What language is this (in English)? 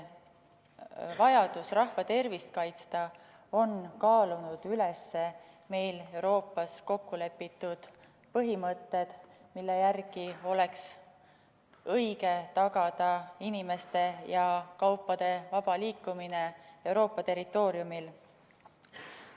Estonian